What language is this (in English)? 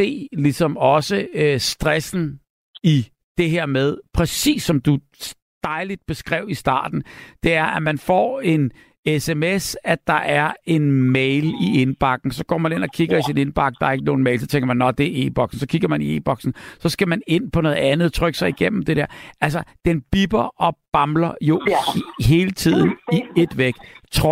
Danish